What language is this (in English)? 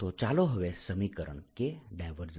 Gujarati